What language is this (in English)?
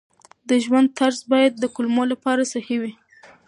Pashto